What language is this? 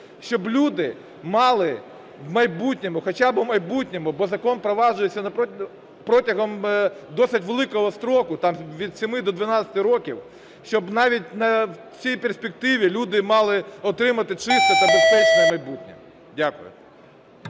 Ukrainian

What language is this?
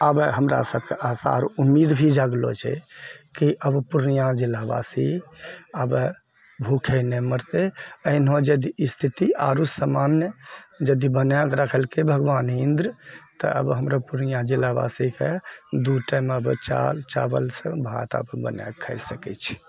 Maithili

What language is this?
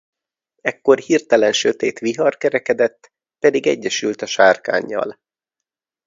Hungarian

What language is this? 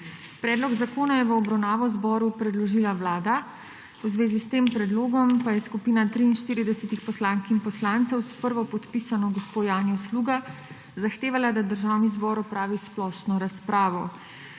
Slovenian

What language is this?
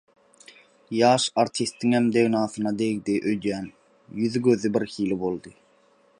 Turkmen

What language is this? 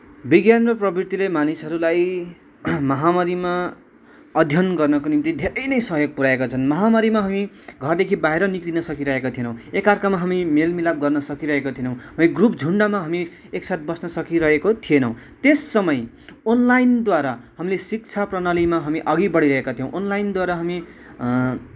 Nepali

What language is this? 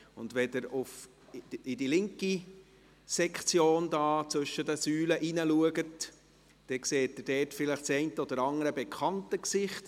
Swiss German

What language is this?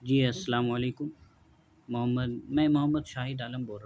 Urdu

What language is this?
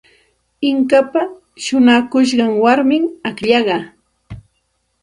Santa Ana de Tusi Pasco Quechua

